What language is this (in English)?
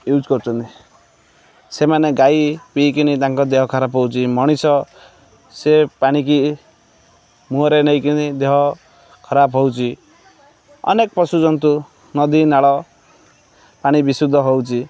Odia